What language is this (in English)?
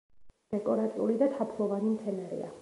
Georgian